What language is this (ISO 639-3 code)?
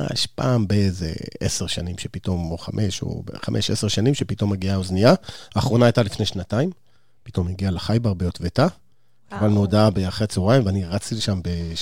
heb